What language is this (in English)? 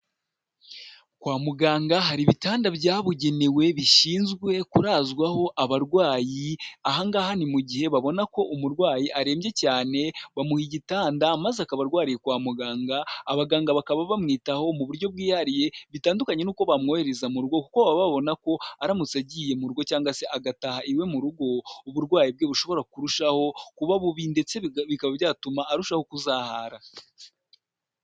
Kinyarwanda